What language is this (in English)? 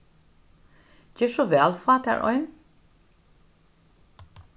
Faroese